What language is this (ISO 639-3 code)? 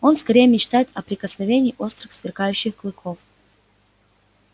rus